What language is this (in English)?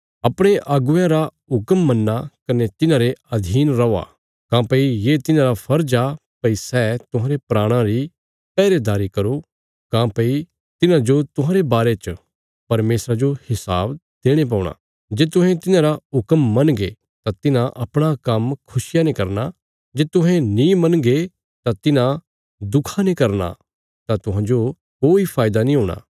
Bilaspuri